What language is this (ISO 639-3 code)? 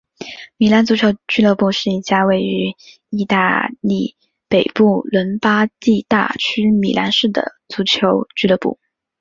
zho